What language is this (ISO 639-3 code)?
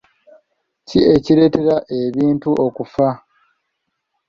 lug